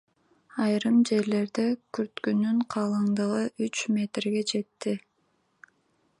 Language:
Kyrgyz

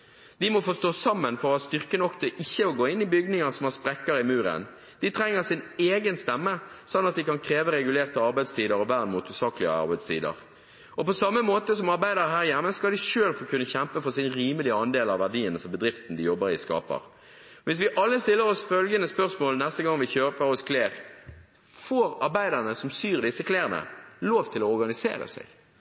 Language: Norwegian Bokmål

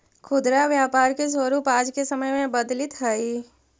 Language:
Magahi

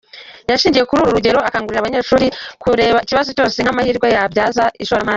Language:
Kinyarwanda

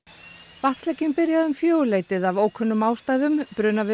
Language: Icelandic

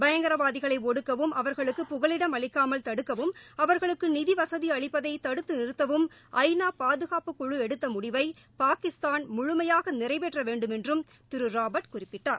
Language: Tamil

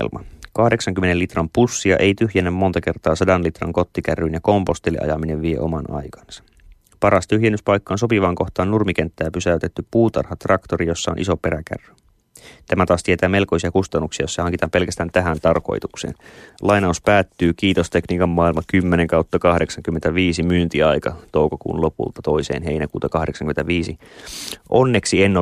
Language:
Finnish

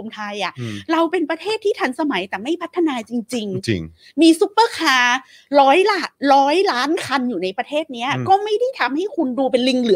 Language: Thai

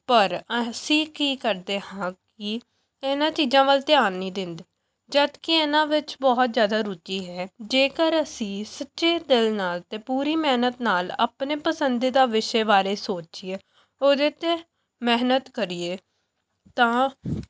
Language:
Punjabi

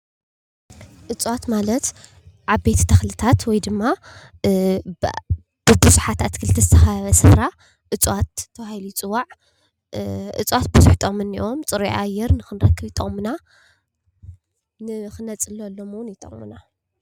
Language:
Tigrinya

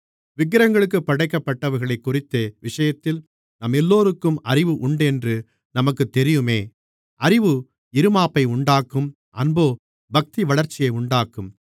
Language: Tamil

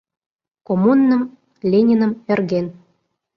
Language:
Mari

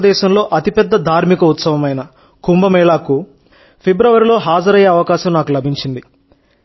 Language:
Telugu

